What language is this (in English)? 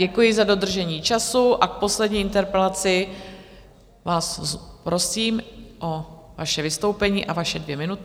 Czech